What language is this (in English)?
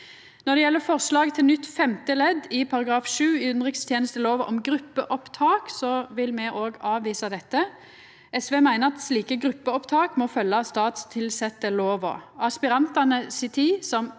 Norwegian